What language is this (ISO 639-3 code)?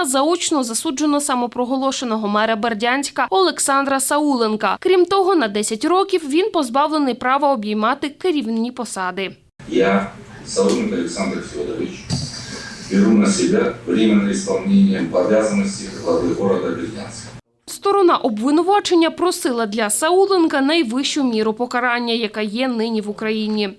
ukr